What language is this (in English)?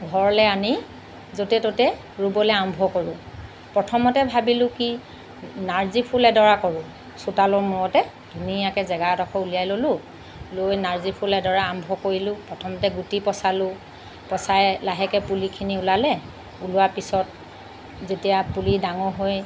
Assamese